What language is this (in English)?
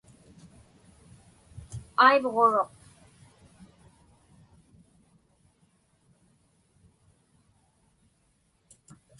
Inupiaq